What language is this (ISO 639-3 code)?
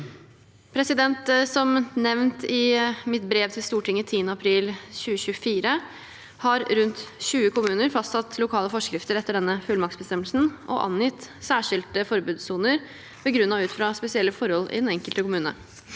nor